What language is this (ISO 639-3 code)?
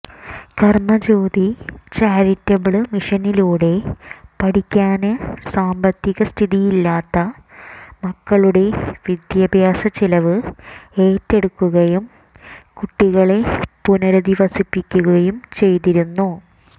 mal